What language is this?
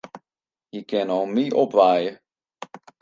Western Frisian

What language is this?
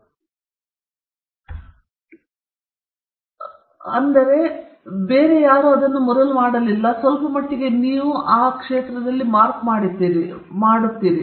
Kannada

